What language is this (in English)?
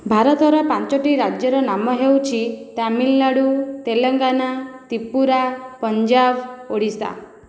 Odia